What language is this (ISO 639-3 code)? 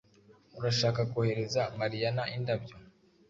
kin